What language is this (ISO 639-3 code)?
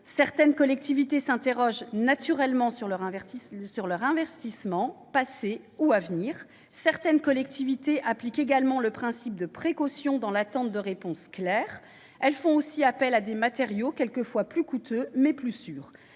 fra